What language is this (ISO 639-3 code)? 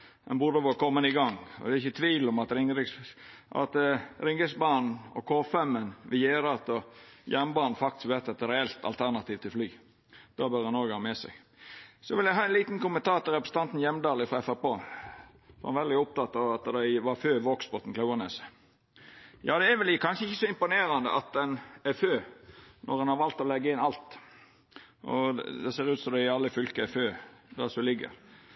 nno